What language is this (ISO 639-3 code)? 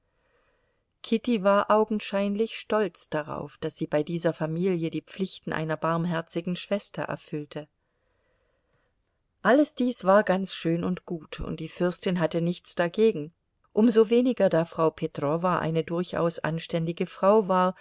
deu